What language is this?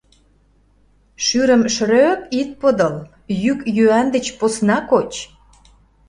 Mari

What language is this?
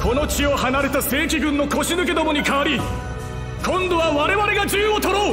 Japanese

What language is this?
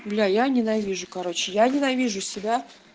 Russian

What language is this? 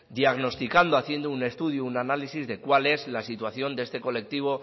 Spanish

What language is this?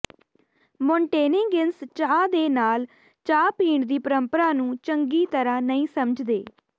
Punjabi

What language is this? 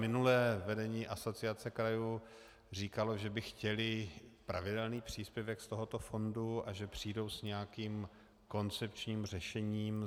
Czech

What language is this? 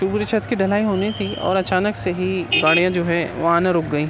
Urdu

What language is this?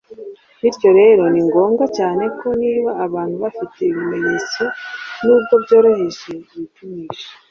Kinyarwanda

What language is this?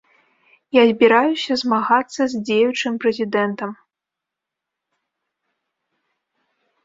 Belarusian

